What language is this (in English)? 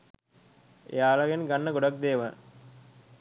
Sinhala